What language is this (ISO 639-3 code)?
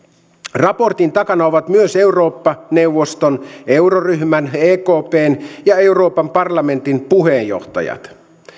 fin